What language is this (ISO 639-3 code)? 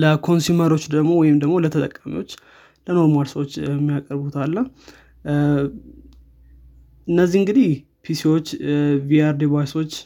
amh